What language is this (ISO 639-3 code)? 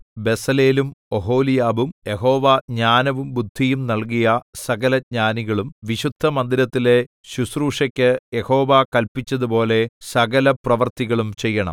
mal